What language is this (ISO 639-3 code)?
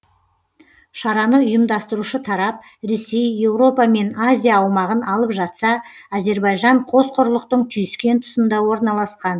kaz